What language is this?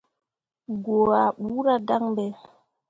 Mundang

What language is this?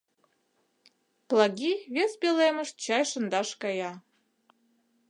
Mari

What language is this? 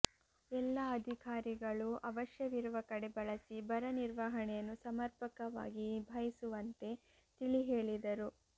Kannada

